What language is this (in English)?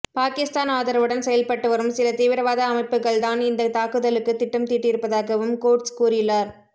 Tamil